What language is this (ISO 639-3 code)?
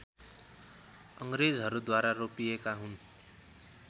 nep